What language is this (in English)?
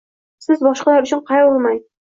Uzbek